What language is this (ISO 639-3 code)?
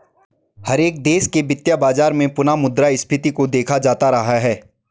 hin